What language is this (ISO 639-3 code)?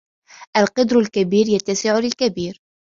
ara